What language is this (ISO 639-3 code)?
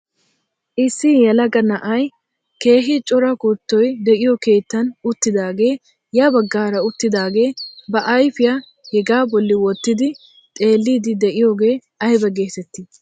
wal